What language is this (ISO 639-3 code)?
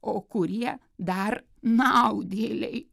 lit